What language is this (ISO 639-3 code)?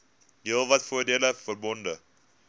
afr